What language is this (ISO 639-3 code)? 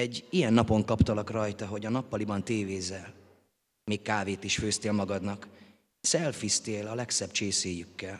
hun